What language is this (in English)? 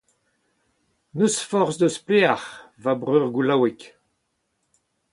Breton